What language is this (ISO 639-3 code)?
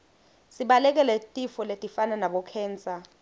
ssw